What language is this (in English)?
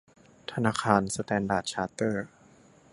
Thai